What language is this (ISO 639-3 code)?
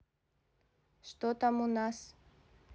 rus